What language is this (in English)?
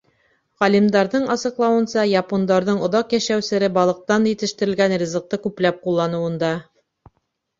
Bashkir